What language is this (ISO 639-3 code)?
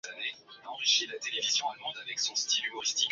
swa